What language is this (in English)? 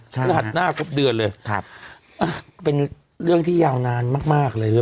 Thai